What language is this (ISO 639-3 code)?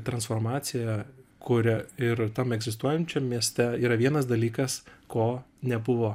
lit